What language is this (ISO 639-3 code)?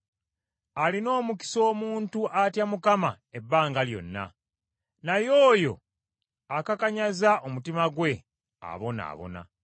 lug